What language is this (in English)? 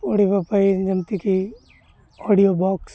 Odia